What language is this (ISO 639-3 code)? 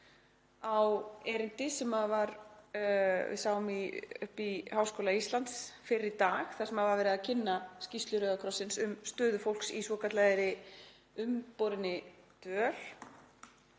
isl